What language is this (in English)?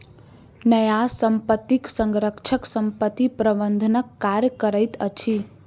Maithili